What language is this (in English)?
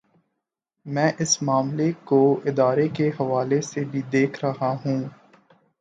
Urdu